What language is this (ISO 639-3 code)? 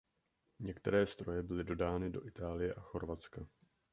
ces